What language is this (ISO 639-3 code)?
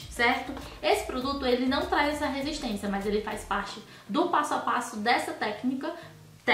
por